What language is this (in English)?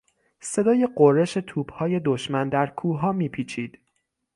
Persian